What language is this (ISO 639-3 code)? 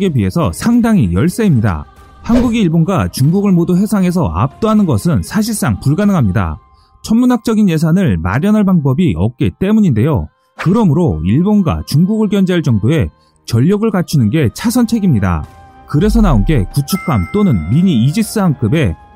kor